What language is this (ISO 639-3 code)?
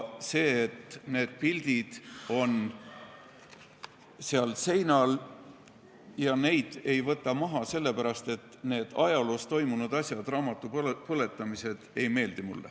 est